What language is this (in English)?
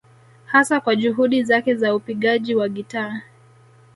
Swahili